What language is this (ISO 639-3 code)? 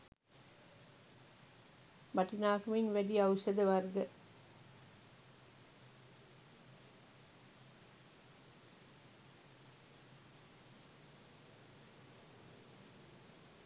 sin